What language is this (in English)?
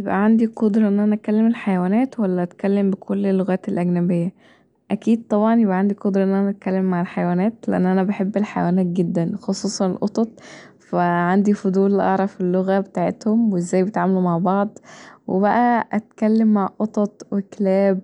Egyptian Arabic